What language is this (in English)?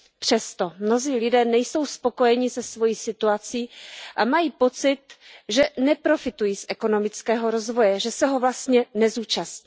Czech